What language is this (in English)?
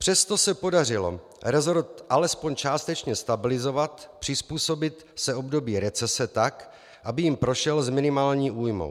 Czech